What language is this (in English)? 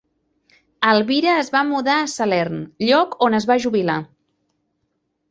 Catalan